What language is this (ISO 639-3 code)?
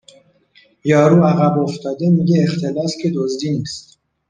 fas